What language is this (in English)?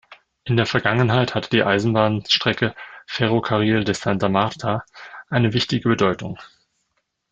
German